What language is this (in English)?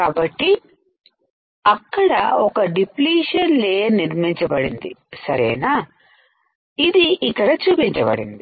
Telugu